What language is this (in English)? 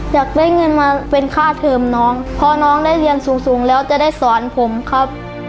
Thai